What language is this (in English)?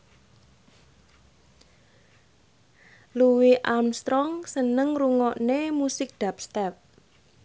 Javanese